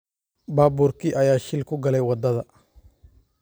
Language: Somali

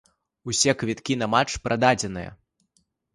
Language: Belarusian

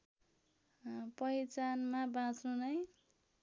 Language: Nepali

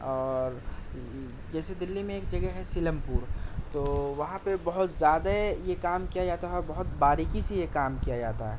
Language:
Urdu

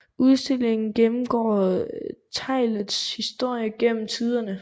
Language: Danish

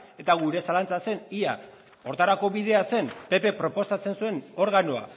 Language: Basque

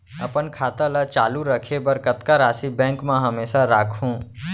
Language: Chhattisgarhi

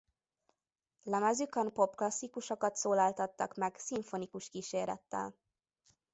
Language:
Hungarian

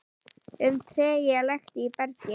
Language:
Icelandic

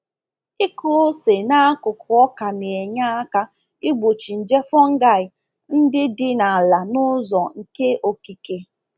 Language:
Igbo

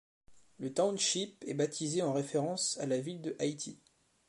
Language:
French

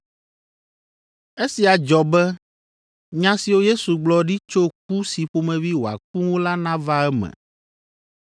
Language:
Ewe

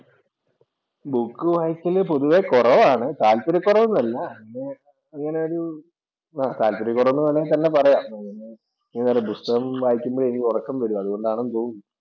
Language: Malayalam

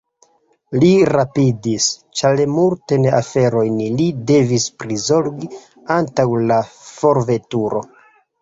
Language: Esperanto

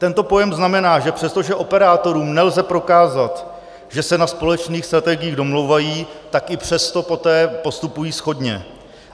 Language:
Czech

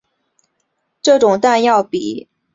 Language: Chinese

